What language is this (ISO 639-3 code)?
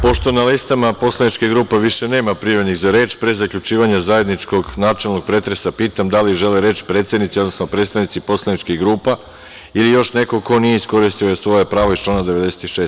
srp